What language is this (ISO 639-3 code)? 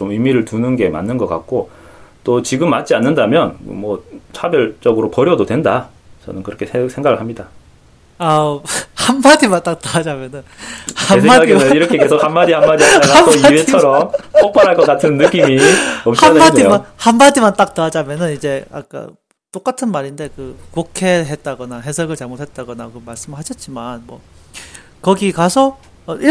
kor